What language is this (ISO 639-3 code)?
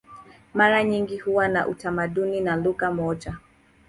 swa